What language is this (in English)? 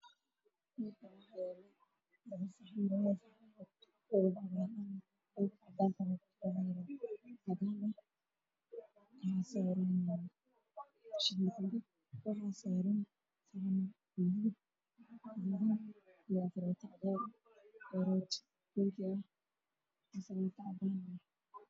Somali